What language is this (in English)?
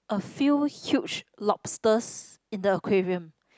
English